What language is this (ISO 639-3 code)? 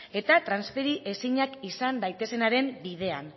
eus